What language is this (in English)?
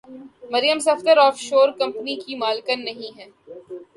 Urdu